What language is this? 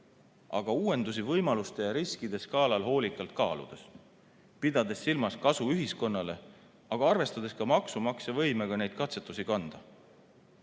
Estonian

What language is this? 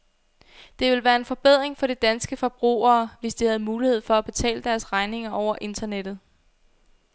Danish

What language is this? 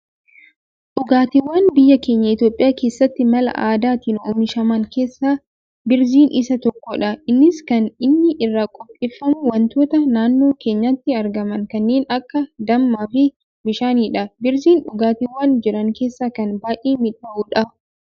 Oromo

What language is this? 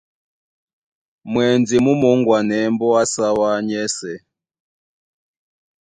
Duala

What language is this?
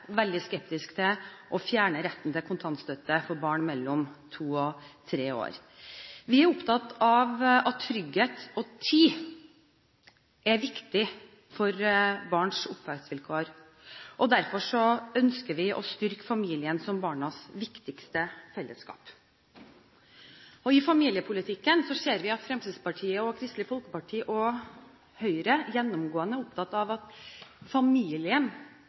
Norwegian Bokmål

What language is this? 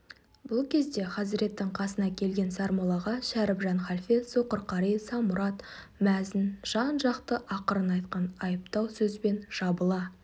Kazakh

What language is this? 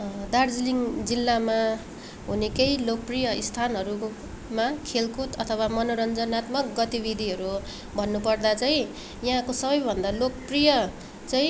Nepali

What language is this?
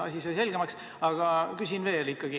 Estonian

